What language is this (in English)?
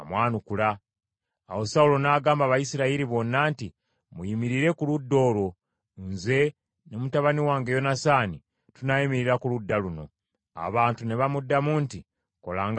Ganda